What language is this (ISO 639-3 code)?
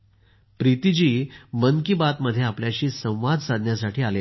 mar